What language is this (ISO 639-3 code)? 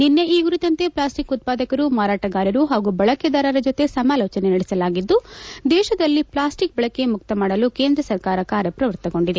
kan